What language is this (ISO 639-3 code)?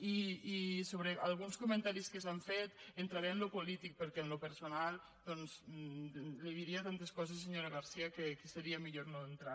cat